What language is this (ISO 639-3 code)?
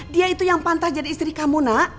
ind